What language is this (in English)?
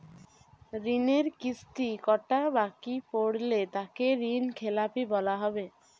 Bangla